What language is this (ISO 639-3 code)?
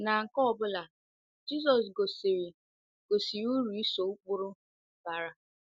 ibo